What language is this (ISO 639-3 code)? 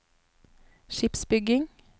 nor